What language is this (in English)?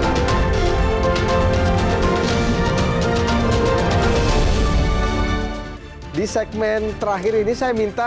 Indonesian